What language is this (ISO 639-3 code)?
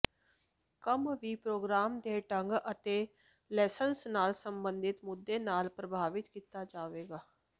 pan